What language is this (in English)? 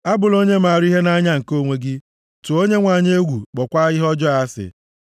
Igbo